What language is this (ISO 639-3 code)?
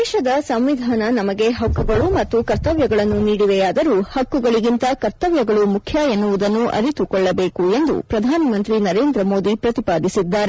kan